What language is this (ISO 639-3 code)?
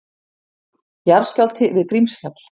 isl